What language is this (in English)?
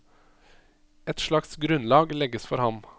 Norwegian